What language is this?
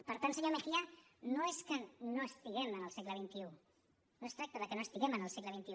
Catalan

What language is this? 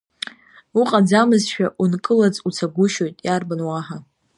Abkhazian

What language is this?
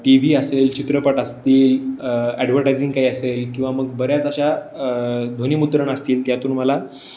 Marathi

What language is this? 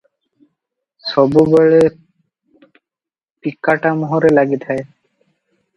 Odia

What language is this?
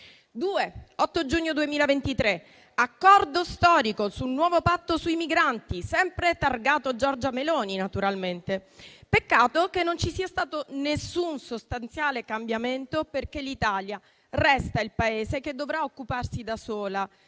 Italian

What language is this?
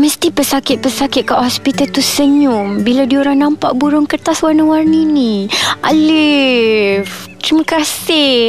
Malay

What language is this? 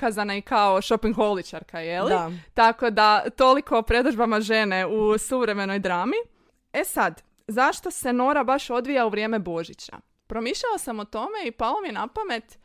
Croatian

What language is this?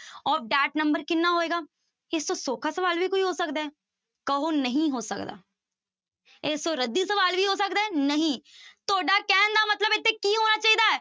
Punjabi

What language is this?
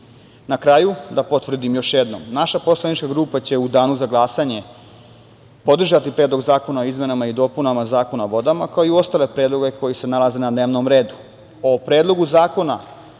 Serbian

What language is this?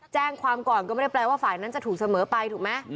Thai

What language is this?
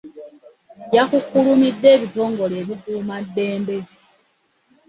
Ganda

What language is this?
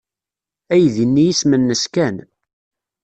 Kabyle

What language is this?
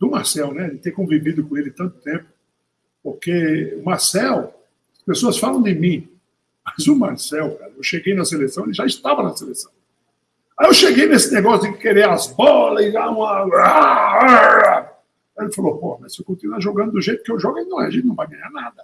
Portuguese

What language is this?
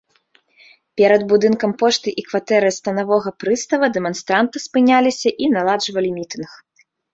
Belarusian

